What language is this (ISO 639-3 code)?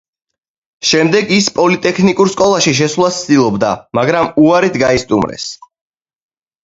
kat